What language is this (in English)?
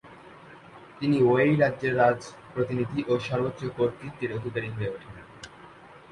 Bangla